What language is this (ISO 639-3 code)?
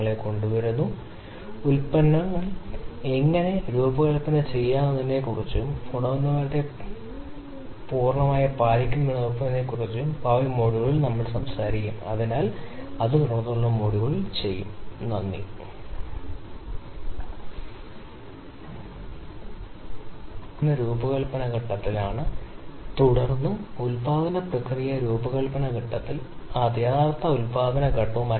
mal